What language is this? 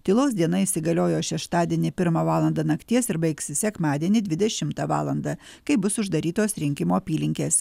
Lithuanian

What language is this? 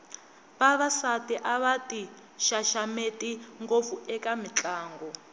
Tsonga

